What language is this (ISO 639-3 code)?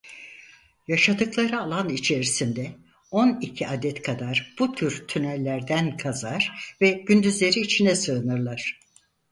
tur